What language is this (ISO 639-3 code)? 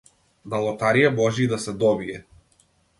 mkd